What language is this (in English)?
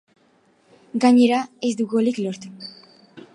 Basque